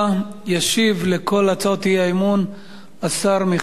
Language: Hebrew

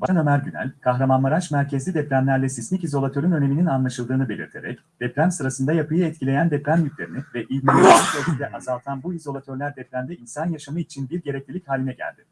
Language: Turkish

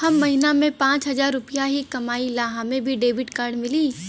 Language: Bhojpuri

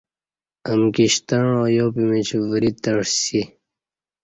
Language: Kati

